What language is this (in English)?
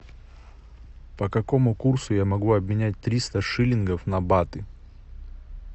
Russian